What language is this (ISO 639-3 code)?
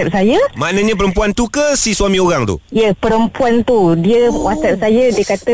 msa